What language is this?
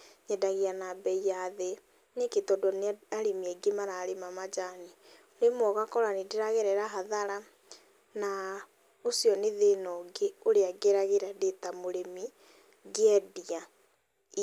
Kikuyu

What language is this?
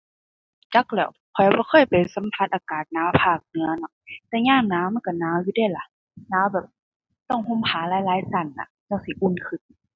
Thai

